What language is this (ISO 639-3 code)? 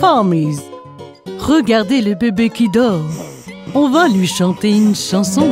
fra